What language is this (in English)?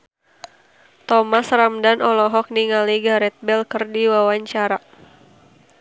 Sundanese